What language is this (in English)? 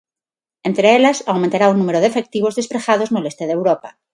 Galician